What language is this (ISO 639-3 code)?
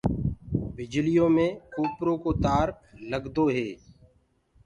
ggg